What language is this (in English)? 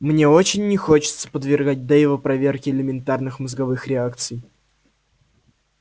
Russian